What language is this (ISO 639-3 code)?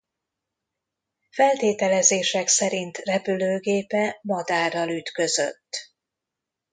hun